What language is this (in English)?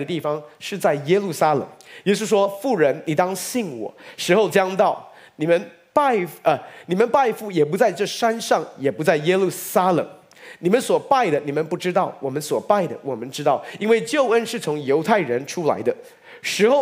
Chinese